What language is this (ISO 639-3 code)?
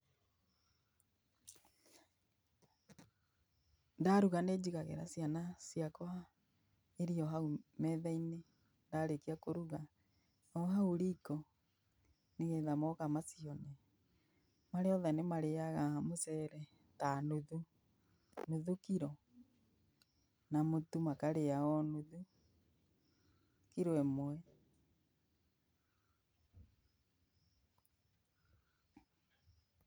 kik